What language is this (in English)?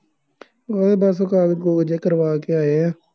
Punjabi